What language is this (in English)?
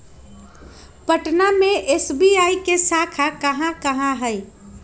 Magahi